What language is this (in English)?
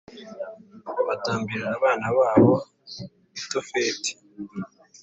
Kinyarwanda